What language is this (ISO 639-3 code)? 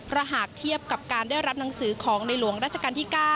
tha